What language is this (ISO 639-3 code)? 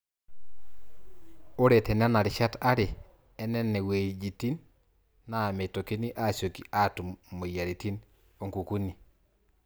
mas